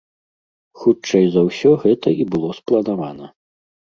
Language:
Belarusian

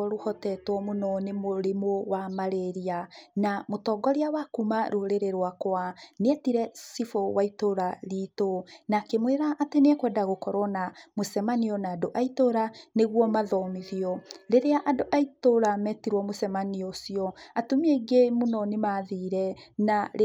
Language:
Kikuyu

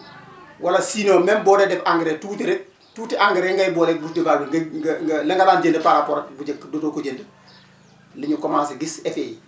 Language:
Wolof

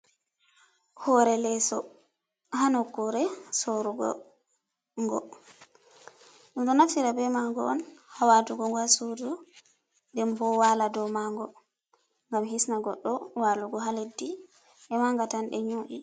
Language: Fula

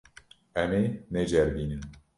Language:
Kurdish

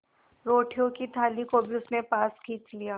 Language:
Hindi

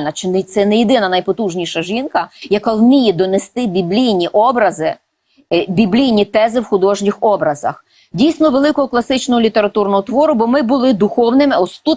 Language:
Ukrainian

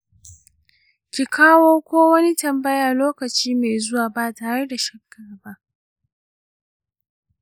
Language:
Hausa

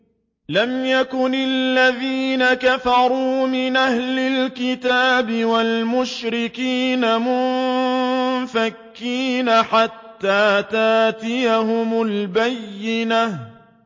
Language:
Arabic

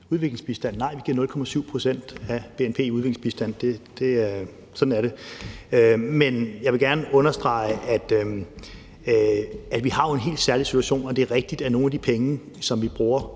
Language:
Danish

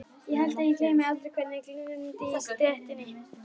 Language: Icelandic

